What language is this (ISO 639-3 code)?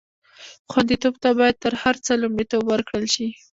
pus